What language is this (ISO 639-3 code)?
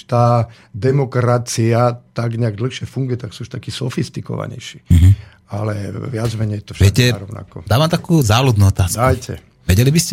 slk